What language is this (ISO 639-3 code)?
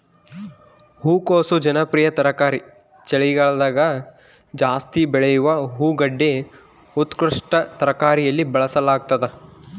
kan